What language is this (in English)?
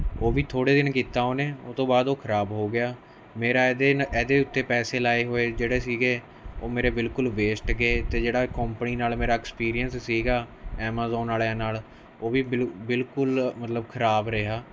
Punjabi